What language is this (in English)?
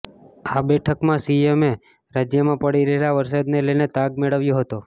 Gujarati